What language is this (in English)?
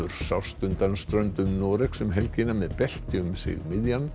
Icelandic